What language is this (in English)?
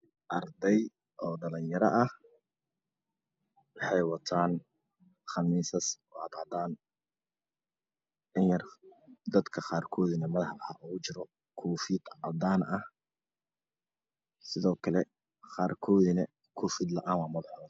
Somali